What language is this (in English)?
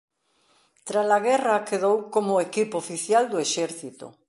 Galician